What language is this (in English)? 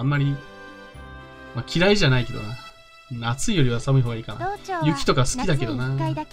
Japanese